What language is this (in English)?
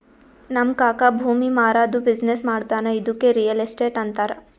Kannada